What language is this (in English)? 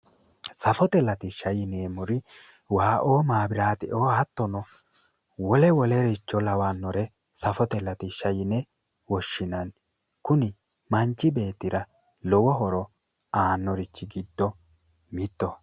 Sidamo